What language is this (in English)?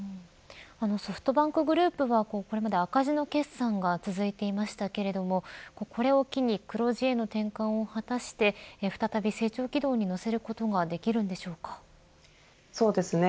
Japanese